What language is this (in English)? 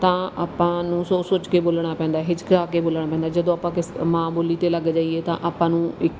Punjabi